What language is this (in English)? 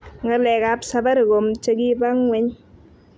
Kalenjin